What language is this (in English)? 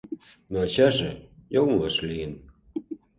Mari